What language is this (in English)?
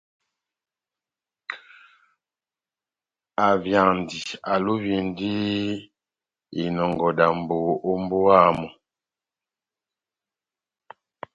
Batanga